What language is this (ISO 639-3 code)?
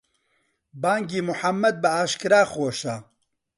ckb